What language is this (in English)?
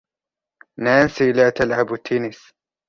Arabic